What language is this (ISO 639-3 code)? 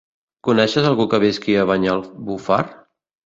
cat